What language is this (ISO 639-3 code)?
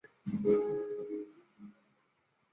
zho